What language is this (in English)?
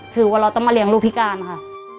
Thai